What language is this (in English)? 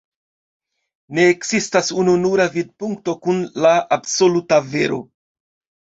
Esperanto